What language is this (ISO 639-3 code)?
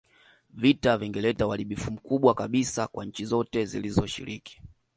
swa